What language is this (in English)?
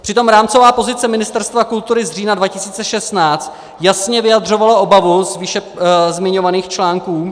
Czech